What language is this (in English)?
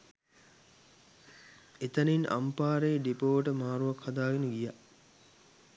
Sinhala